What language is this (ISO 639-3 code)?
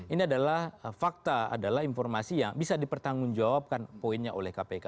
ind